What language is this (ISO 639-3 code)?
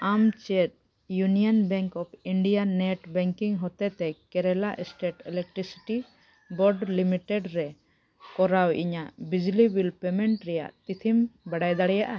sat